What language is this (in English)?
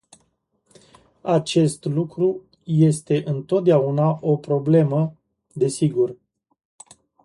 Romanian